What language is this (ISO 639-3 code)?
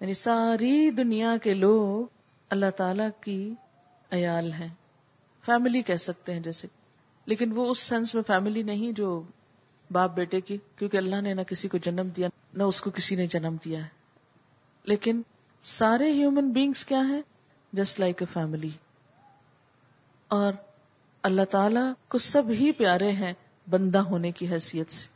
urd